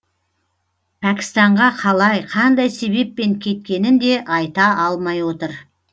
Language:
Kazakh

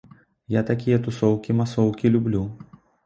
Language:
Belarusian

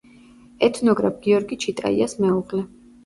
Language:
Georgian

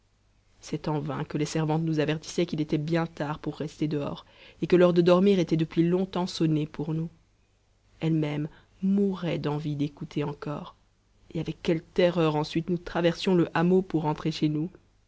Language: French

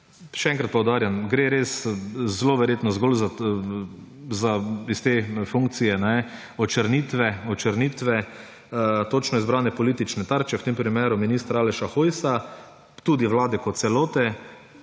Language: Slovenian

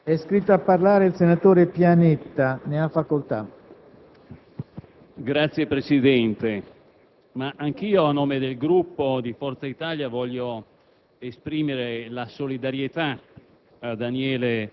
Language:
Italian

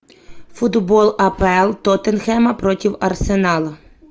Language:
Russian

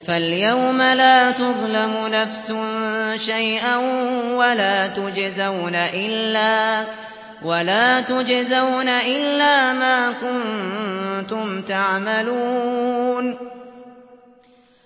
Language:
Arabic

